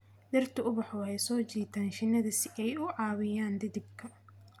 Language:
Somali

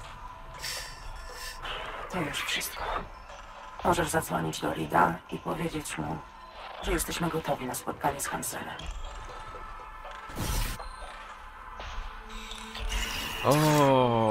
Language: Polish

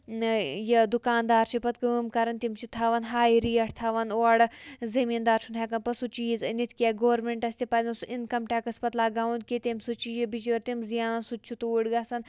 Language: Kashmiri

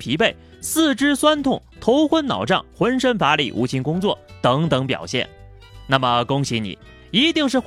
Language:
Chinese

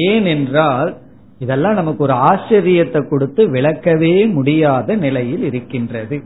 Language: Tamil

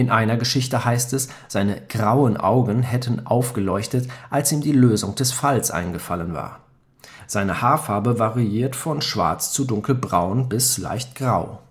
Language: German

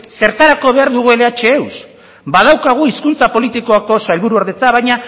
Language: Basque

